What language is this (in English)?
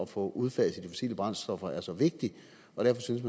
Danish